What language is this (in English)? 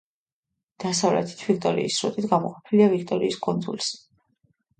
Georgian